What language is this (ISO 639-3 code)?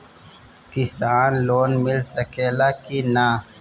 bho